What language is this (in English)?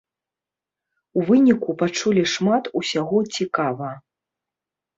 Belarusian